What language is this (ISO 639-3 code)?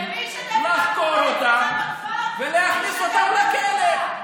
heb